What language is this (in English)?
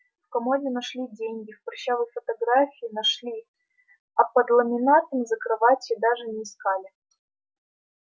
Russian